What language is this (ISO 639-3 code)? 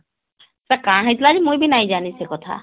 ori